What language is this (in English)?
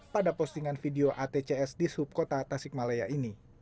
Indonesian